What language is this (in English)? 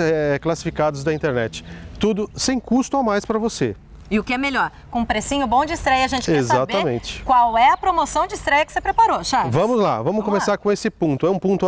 Portuguese